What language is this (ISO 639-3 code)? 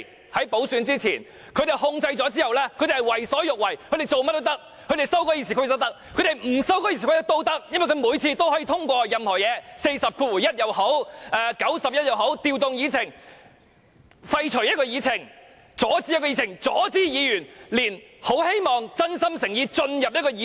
yue